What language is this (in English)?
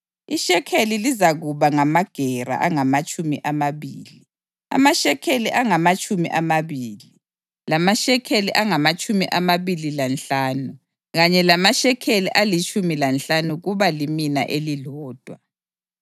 North Ndebele